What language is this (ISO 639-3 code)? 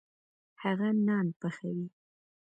pus